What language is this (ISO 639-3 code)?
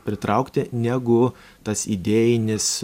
lit